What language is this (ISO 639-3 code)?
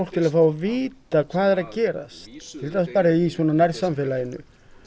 isl